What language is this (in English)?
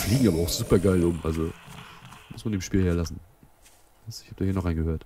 German